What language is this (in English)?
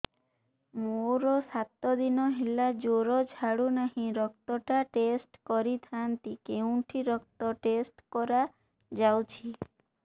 Odia